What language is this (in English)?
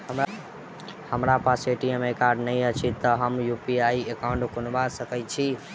Maithili